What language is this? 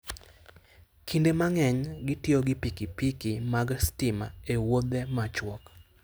Luo (Kenya and Tanzania)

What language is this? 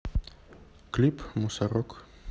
Russian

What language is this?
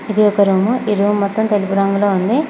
Telugu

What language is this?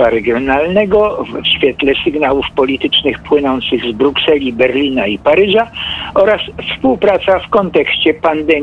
Polish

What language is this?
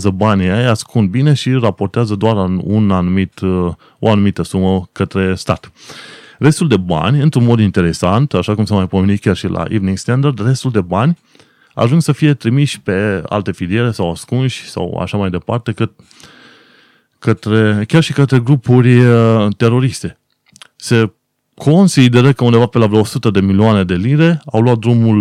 Romanian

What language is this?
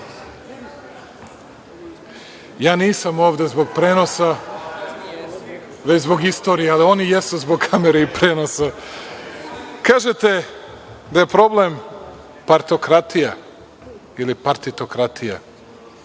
Serbian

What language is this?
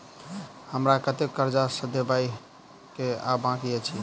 Maithili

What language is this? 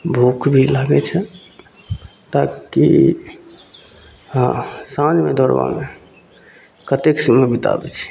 Maithili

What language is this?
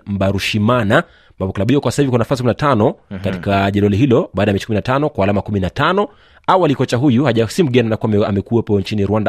Swahili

